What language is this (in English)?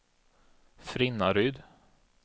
Swedish